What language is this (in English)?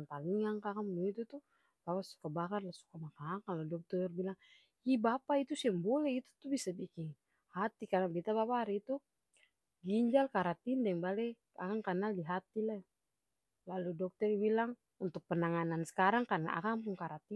Ambonese Malay